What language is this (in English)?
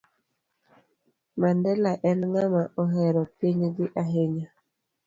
Luo (Kenya and Tanzania)